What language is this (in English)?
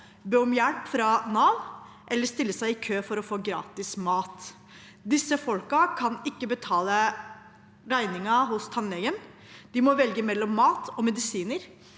Norwegian